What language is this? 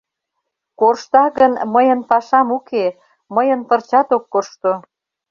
Mari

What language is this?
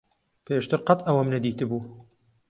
Central Kurdish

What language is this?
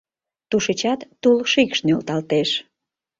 Mari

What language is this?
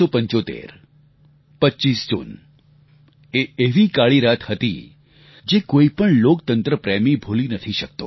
Gujarati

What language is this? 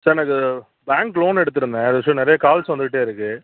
Tamil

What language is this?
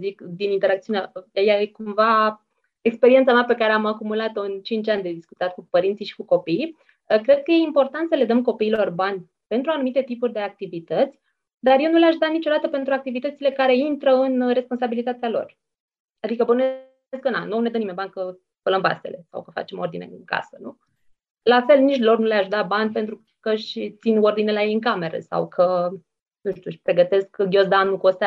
Romanian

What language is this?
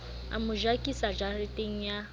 Southern Sotho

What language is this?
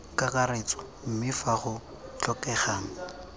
Tswana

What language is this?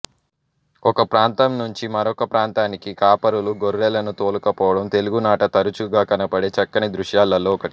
Telugu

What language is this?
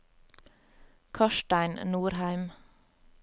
Norwegian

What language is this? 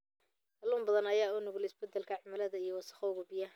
Somali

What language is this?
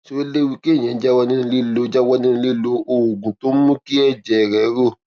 Yoruba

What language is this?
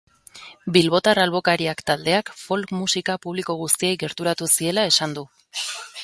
Basque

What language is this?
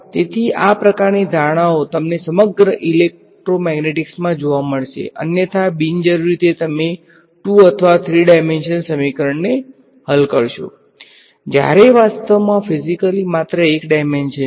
Gujarati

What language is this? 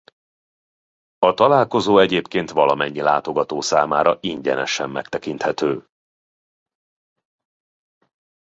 Hungarian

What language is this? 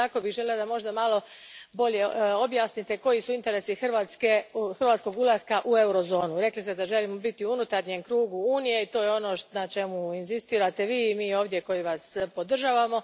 Croatian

